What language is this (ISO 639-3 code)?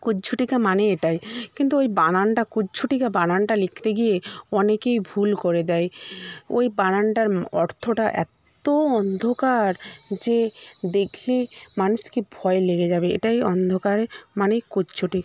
ben